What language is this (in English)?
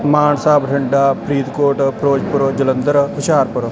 Punjabi